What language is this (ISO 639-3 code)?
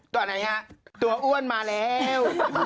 tha